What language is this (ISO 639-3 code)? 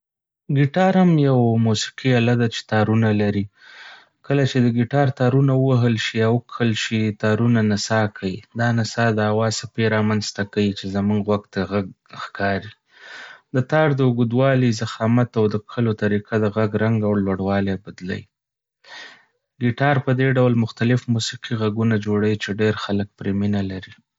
pus